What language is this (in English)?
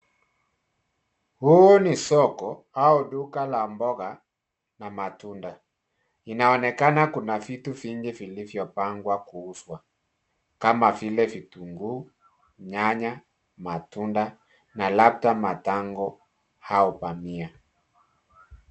Swahili